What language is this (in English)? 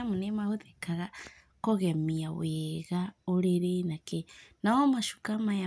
Kikuyu